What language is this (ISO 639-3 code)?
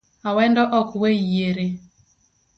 luo